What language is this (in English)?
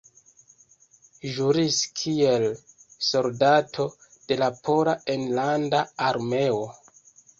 Esperanto